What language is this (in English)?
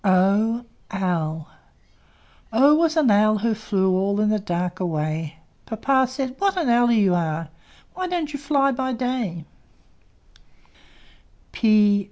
English